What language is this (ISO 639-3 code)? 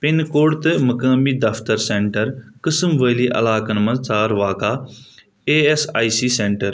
kas